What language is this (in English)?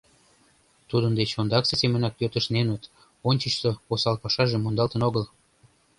Mari